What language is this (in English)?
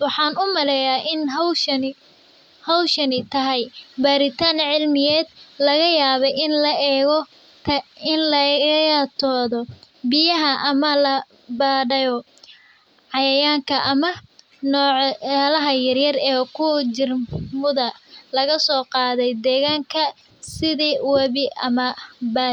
Somali